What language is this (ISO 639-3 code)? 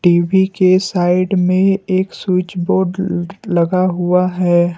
hin